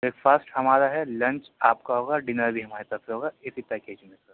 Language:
Urdu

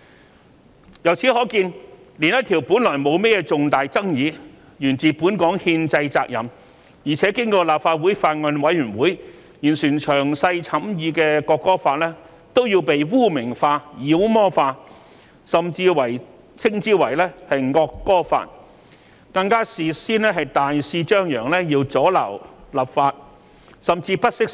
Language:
Cantonese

